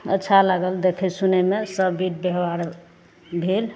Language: Maithili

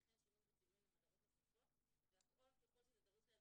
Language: Hebrew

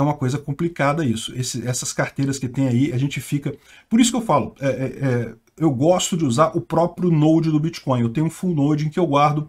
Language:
Portuguese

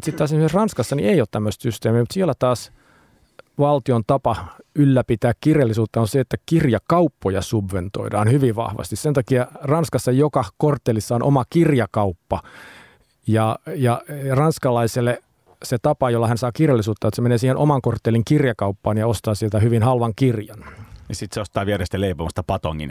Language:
Finnish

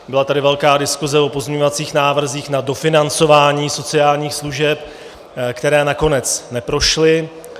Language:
Czech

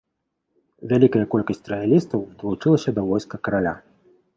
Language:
Belarusian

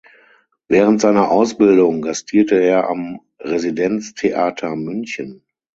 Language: German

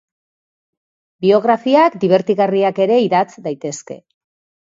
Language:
Basque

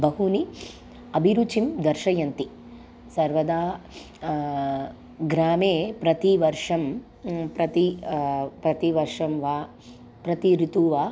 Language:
Sanskrit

